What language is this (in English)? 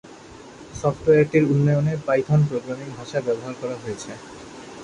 Bangla